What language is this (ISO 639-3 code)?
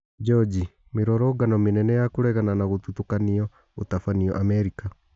kik